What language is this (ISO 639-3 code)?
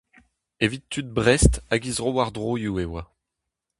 bre